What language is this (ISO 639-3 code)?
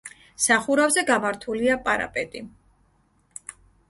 kat